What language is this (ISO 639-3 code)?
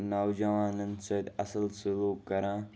kas